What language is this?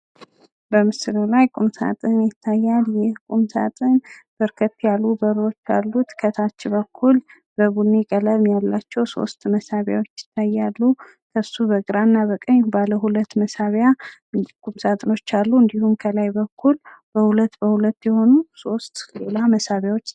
Amharic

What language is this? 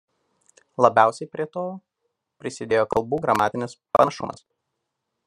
Lithuanian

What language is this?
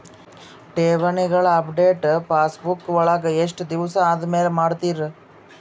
Kannada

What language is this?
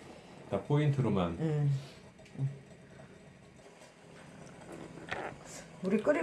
Korean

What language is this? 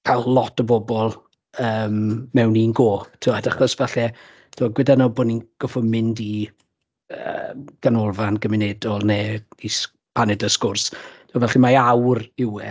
Welsh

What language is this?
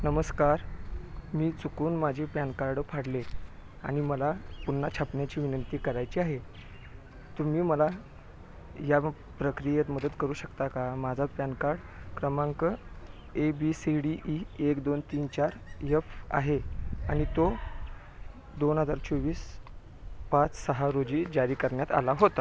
Marathi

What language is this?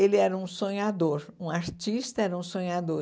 Portuguese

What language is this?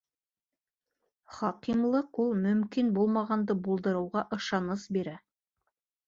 Bashkir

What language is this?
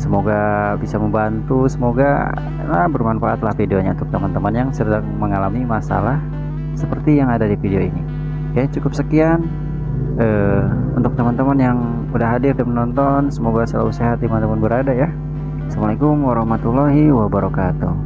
Indonesian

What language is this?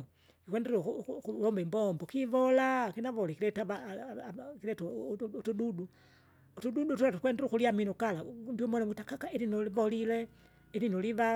Kinga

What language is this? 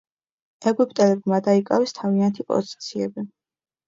Georgian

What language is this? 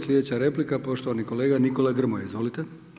Croatian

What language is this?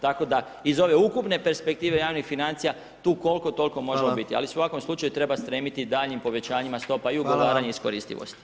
Croatian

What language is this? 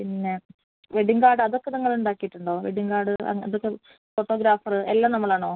Malayalam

